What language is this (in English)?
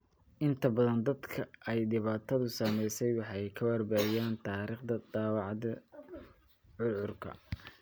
Somali